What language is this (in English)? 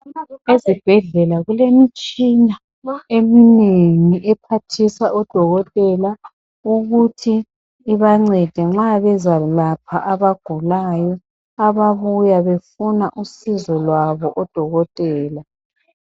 North Ndebele